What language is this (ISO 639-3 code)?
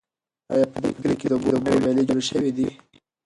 pus